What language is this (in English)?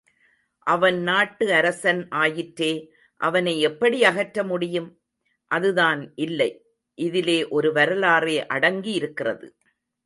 Tamil